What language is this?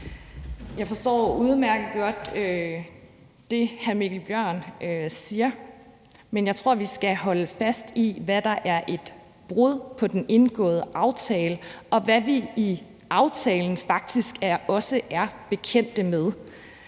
Danish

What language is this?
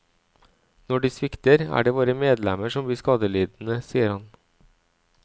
Norwegian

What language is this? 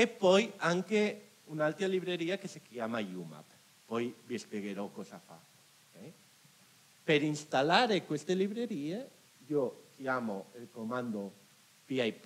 Italian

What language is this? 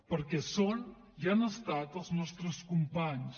Catalan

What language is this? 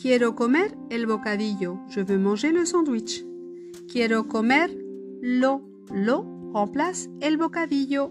Spanish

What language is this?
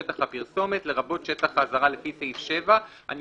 Hebrew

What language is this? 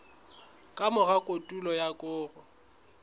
Southern Sotho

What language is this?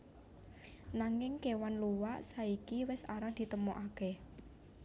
Javanese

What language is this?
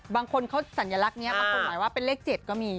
Thai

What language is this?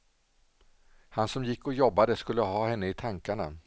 Swedish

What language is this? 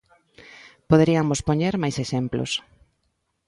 Galician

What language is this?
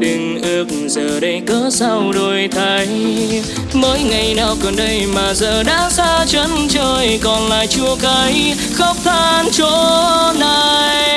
Vietnamese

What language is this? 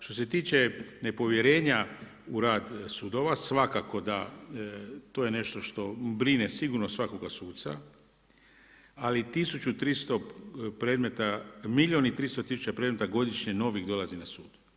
Croatian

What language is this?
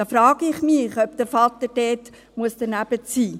Swiss German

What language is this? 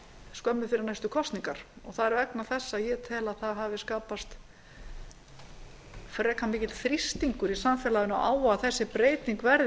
Icelandic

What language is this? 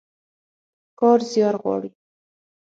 Pashto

